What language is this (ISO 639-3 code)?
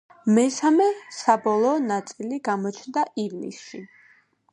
kat